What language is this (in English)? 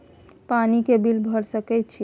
Maithili